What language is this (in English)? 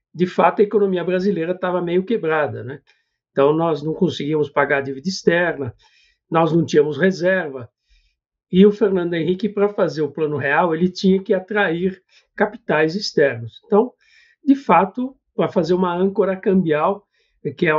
Portuguese